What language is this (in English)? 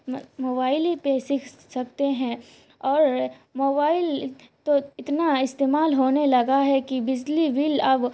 Urdu